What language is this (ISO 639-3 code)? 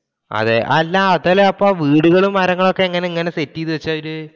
mal